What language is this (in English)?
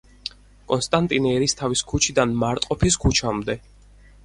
Georgian